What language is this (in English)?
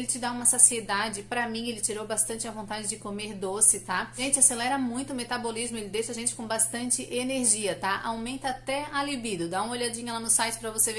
Portuguese